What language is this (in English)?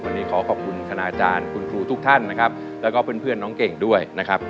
Thai